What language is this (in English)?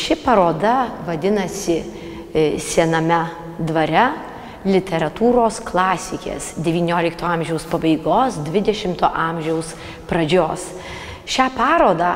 Lithuanian